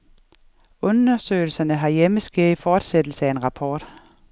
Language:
Danish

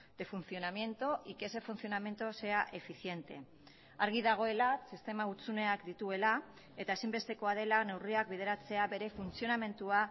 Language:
Basque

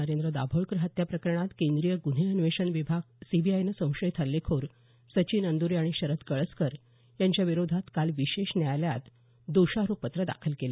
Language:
Marathi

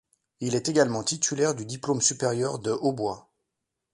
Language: French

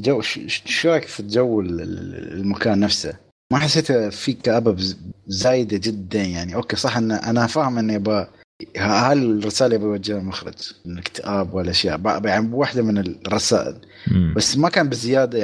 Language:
Arabic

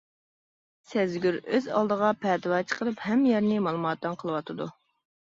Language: Uyghur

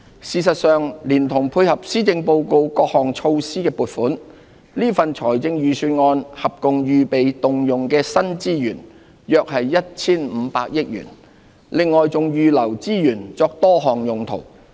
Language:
Cantonese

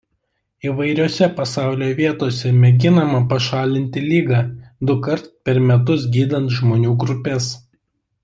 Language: Lithuanian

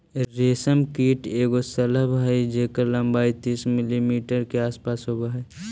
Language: Magahi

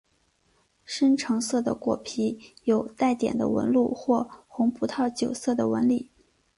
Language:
Chinese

